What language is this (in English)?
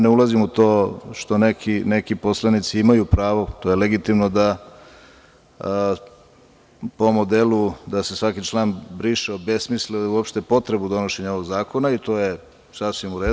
Serbian